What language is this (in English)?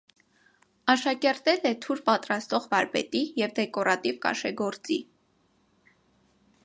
Armenian